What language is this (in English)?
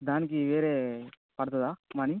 Telugu